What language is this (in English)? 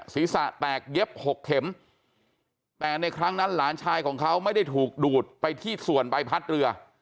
Thai